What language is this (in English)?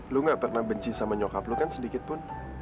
Indonesian